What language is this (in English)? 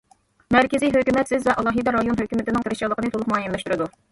Uyghur